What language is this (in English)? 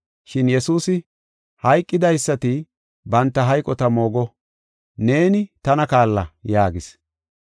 Gofa